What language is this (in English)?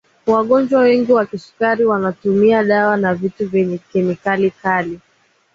Swahili